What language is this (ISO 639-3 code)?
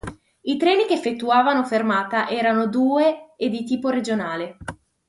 ita